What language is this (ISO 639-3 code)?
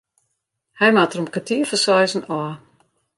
fry